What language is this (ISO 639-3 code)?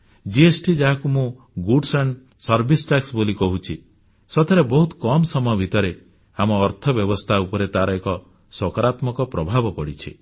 ori